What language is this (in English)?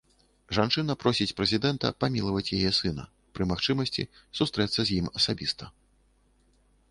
Belarusian